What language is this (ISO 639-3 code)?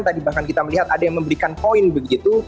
ind